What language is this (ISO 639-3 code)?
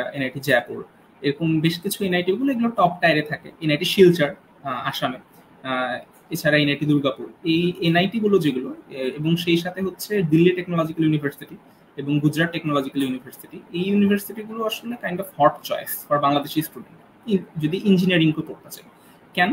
ben